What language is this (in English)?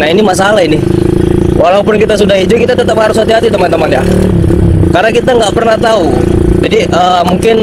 Indonesian